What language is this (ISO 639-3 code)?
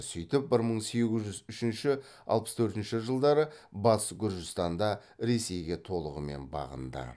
kaz